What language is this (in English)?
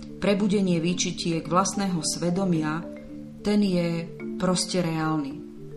Slovak